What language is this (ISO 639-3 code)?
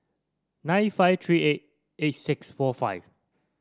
eng